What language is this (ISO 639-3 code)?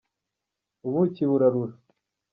kin